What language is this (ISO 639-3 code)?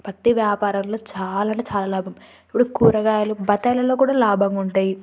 tel